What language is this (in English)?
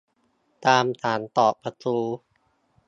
Thai